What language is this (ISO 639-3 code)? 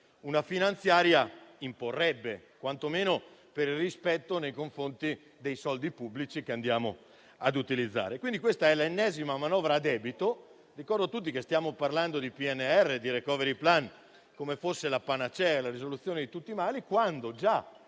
ita